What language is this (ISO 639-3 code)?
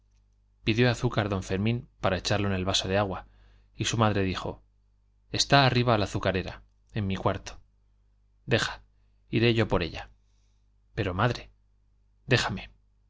spa